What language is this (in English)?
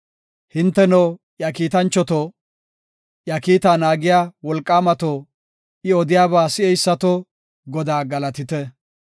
Gofa